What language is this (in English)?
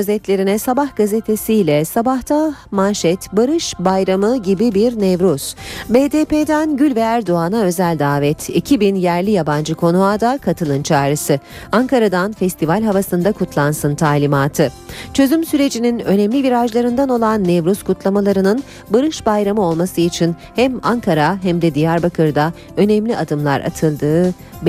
Turkish